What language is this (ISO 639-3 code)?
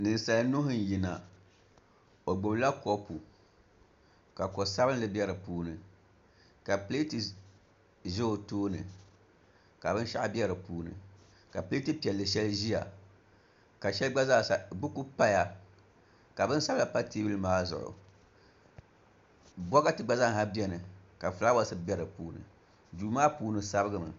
dag